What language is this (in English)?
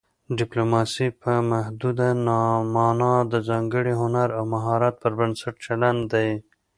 Pashto